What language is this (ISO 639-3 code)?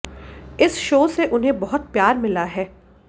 hin